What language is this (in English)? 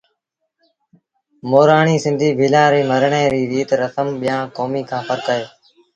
Sindhi Bhil